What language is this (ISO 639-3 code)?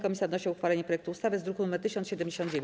pol